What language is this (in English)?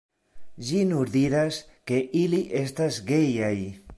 Esperanto